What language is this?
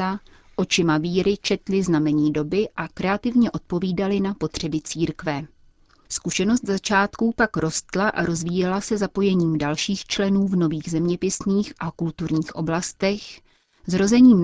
Czech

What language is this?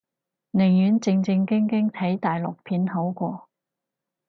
Cantonese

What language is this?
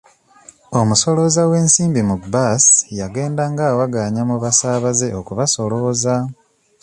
Ganda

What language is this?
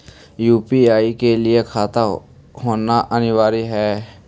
Magahi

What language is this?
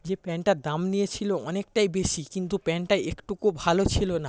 Bangla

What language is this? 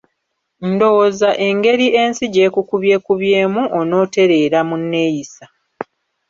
Ganda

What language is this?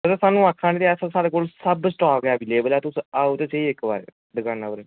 Dogri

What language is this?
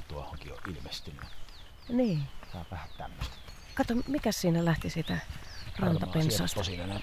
Finnish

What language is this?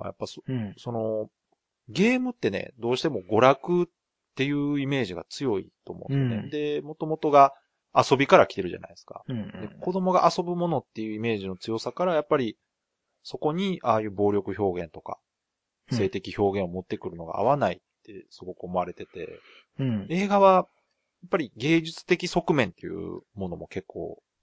Japanese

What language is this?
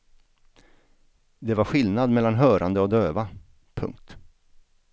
Swedish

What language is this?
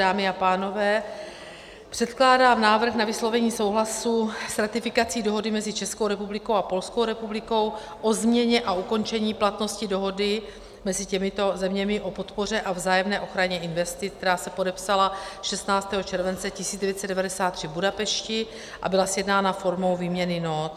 Czech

